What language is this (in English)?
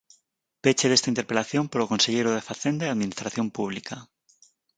Galician